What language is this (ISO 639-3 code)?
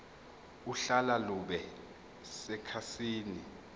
zul